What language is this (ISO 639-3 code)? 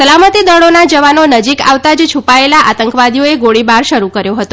guj